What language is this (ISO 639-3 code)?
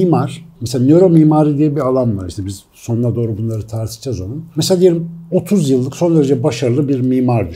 tur